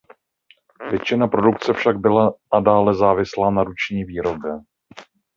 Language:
Czech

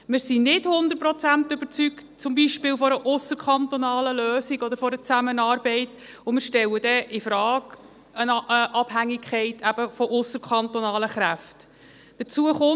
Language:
Swiss German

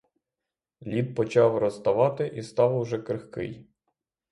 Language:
Ukrainian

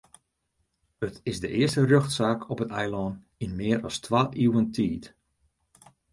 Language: Western Frisian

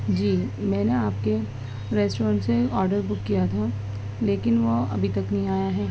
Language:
Urdu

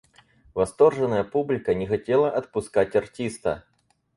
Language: Russian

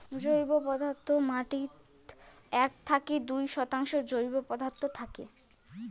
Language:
Bangla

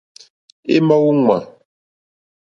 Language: Mokpwe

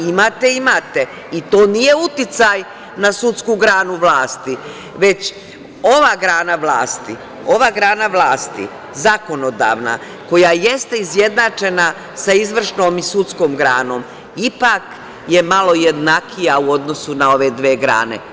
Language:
Serbian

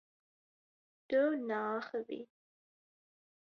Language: Kurdish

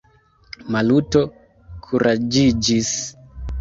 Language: Esperanto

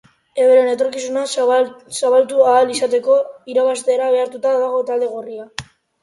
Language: Basque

